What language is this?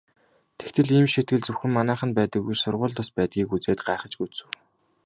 Mongolian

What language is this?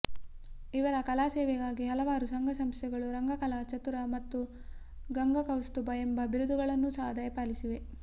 Kannada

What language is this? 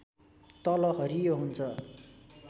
Nepali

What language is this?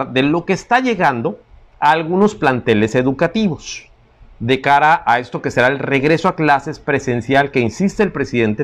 Spanish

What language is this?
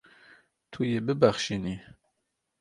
Kurdish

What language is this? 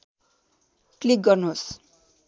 Nepali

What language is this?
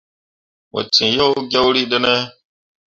Mundang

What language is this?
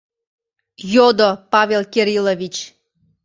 Mari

